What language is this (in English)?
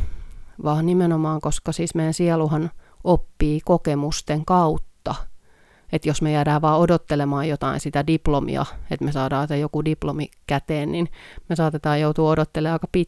Finnish